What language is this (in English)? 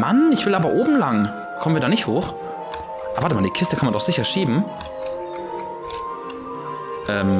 German